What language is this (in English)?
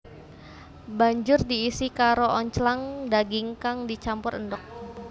Javanese